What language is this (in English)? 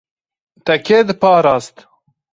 Kurdish